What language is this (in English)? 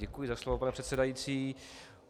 Czech